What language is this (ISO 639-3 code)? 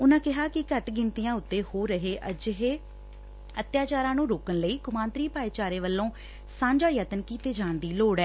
pan